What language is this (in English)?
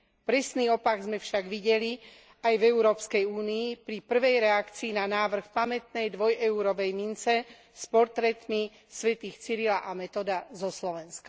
Slovak